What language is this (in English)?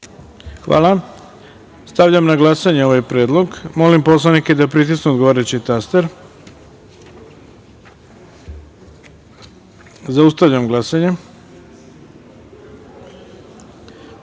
Serbian